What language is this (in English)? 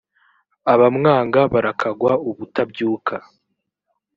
Kinyarwanda